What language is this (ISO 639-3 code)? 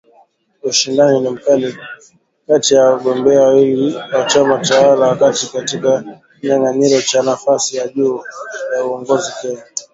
swa